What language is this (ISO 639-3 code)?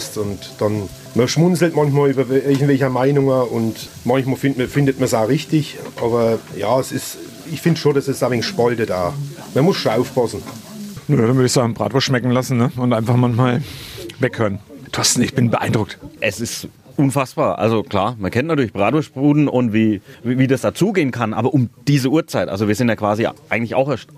deu